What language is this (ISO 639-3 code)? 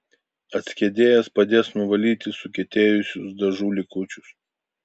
lit